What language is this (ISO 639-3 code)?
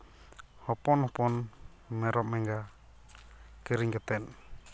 sat